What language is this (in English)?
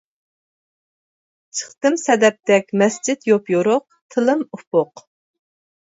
Uyghur